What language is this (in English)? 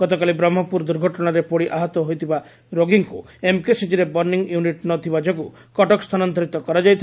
Odia